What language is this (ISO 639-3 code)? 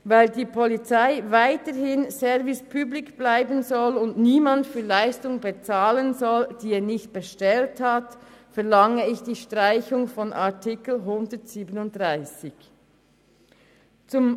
gsw